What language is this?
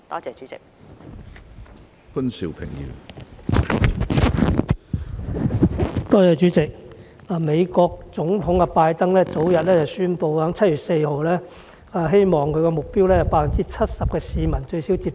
Cantonese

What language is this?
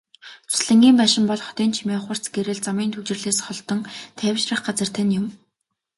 Mongolian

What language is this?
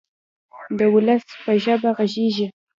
Pashto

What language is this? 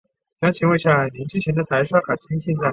Chinese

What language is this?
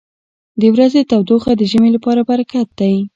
Pashto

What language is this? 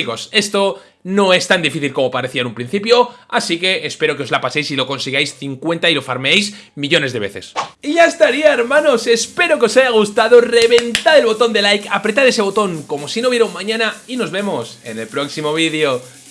Spanish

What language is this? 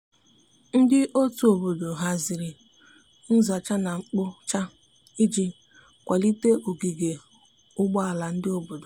Igbo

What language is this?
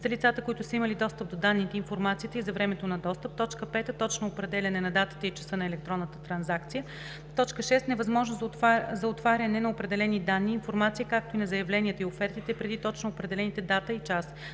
Bulgarian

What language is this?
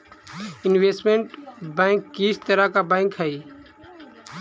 Magahi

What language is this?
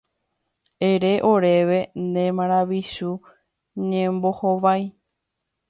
Guarani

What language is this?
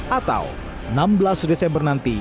Indonesian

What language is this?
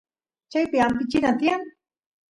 Santiago del Estero Quichua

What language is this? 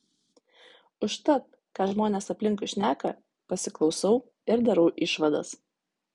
Lithuanian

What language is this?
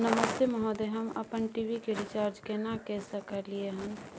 Maithili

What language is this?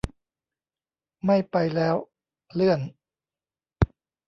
Thai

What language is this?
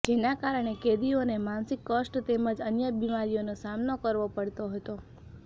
Gujarati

